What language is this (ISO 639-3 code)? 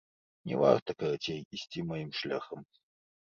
bel